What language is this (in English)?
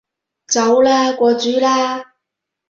Cantonese